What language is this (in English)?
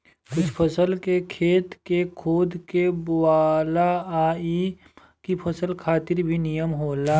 Bhojpuri